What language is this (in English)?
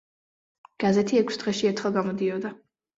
Georgian